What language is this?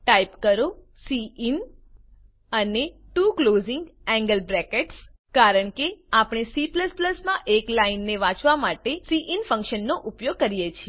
Gujarati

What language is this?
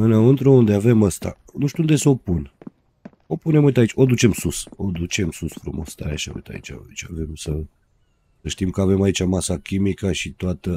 Romanian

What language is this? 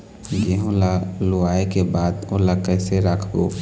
Chhattisgarhi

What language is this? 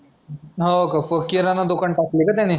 Marathi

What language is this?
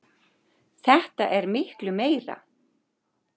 Icelandic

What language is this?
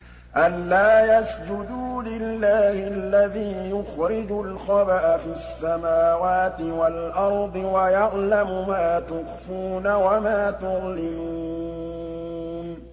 Arabic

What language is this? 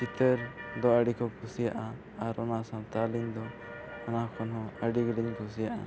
Santali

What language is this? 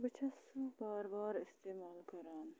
Kashmiri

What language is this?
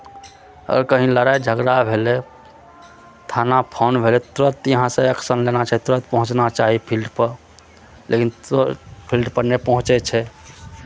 Maithili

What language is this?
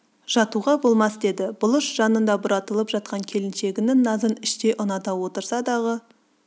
Kazakh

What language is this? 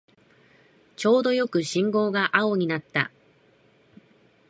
Japanese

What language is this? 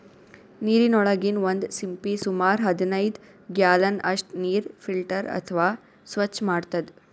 Kannada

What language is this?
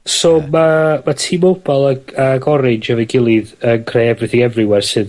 Welsh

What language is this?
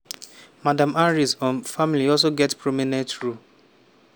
Nigerian Pidgin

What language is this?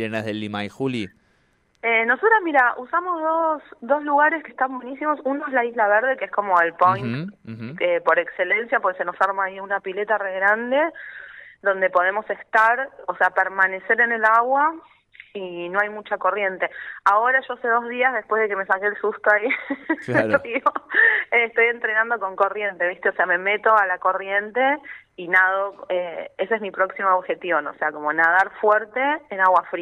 Spanish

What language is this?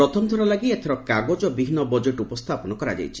Odia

